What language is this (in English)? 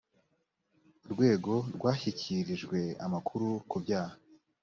Kinyarwanda